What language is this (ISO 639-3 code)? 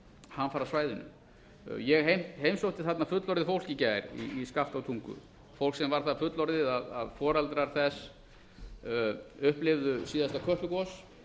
isl